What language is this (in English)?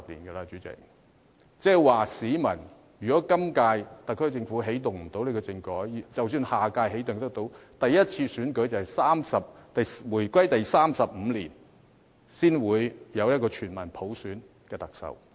Cantonese